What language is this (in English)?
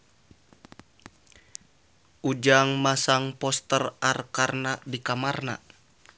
Sundanese